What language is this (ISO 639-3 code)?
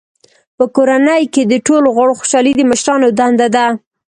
pus